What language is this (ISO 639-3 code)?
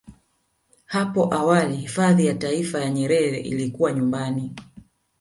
swa